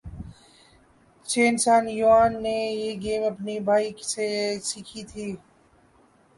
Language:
Urdu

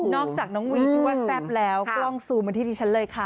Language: Thai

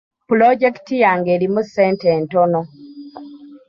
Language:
Ganda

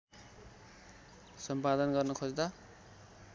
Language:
Nepali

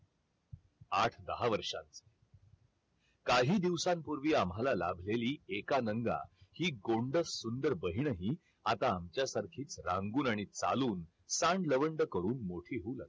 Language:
Marathi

